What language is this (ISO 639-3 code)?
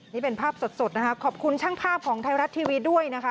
tha